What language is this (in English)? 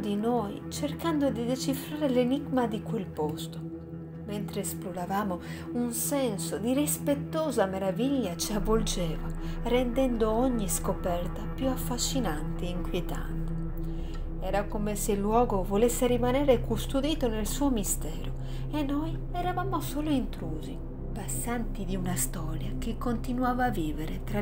Italian